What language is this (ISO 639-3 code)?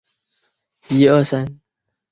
zho